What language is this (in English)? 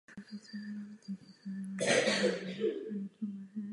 Czech